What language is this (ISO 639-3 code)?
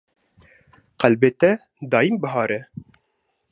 kur